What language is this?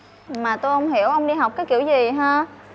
Vietnamese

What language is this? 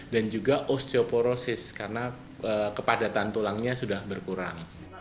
Indonesian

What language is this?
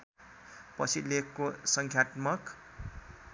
Nepali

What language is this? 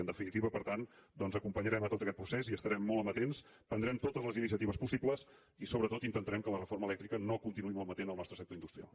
Catalan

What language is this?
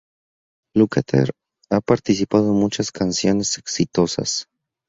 Spanish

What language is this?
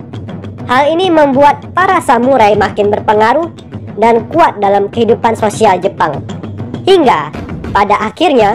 Indonesian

